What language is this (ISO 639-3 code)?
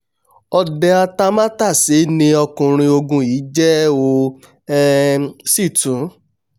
yor